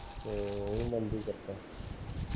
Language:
Punjabi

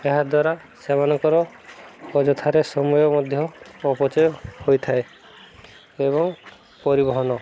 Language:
Odia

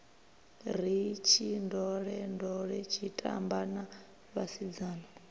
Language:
Venda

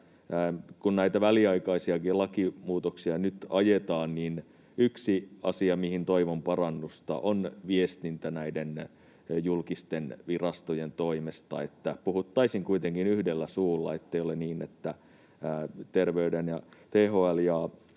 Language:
Finnish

